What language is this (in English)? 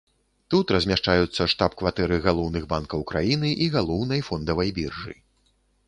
Belarusian